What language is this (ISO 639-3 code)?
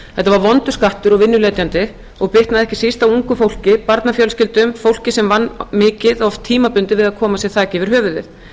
isl